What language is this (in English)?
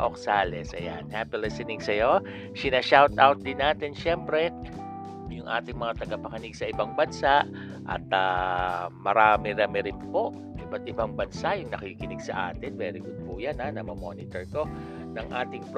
Filipino